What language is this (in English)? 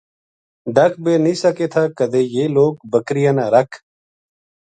Gujari